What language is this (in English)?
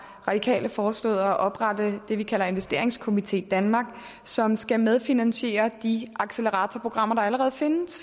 Danish